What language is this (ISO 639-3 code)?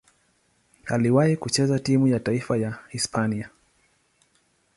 swa